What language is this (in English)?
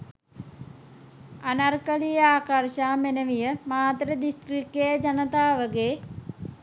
Sinhala